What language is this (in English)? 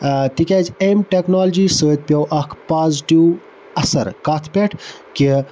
Kashmiri